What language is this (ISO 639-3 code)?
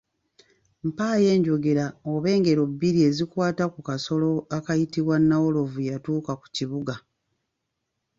lug